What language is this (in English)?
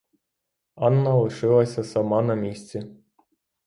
Ukrainian